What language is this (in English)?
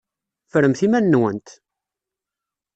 Kabyle